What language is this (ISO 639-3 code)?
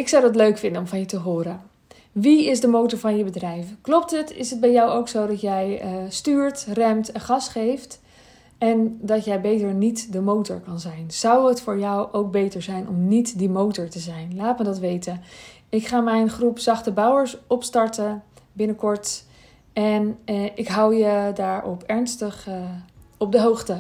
nld